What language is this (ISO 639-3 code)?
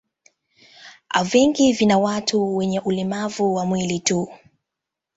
swa